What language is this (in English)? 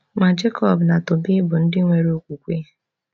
Igbo